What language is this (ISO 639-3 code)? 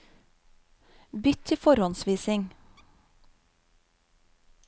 nor